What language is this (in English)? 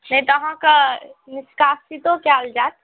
Maithili